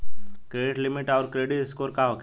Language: Bhojpuri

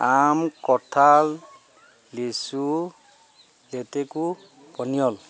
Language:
Assamese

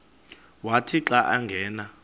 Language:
Xhosa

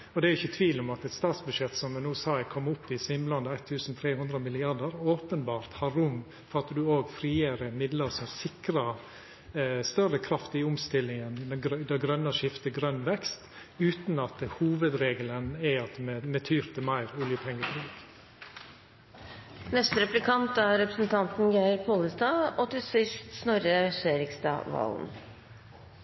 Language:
Norwegian Nynorsk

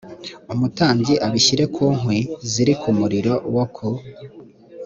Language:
Kinyarwanda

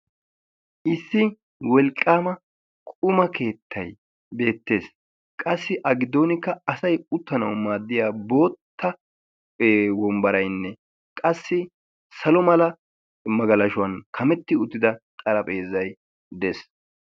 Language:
Wolaytta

